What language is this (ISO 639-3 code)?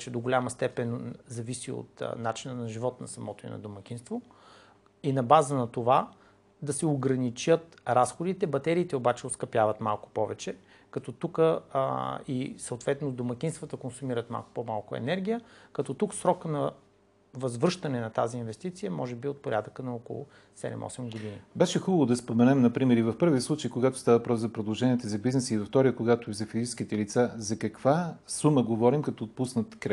bul